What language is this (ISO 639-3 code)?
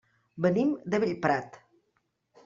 cat